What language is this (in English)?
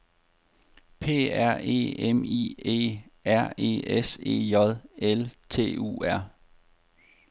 Danish